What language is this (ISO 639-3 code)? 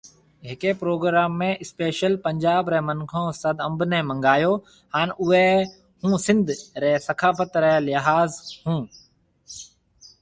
mve